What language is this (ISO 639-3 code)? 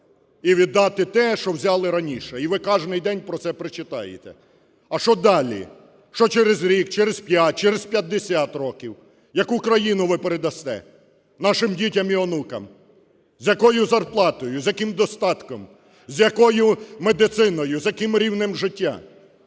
ukr